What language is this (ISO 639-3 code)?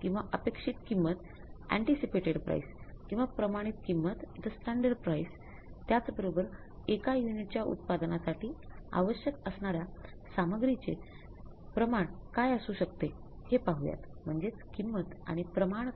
mar